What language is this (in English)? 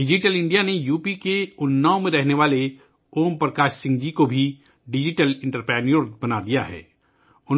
Urdu